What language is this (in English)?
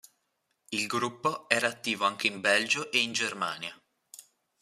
Italian